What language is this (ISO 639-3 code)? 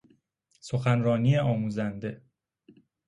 fas